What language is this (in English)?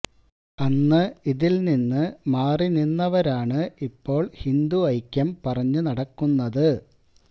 Malayalam